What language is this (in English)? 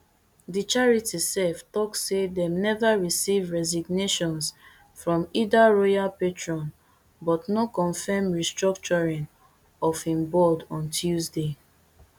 Nigerian Pidgin